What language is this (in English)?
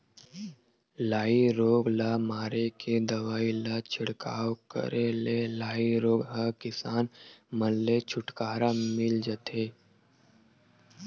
Chhattisgarhi